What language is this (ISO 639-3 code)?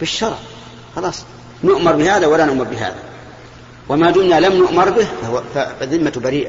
ara